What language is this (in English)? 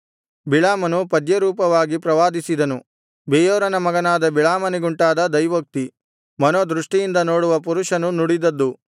Kannada